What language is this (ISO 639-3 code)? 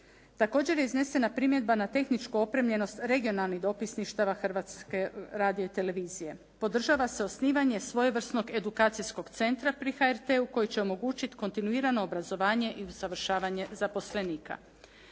hrv